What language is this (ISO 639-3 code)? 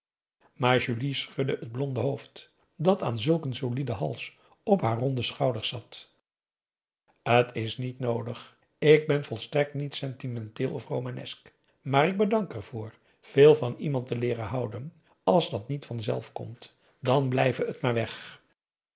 nld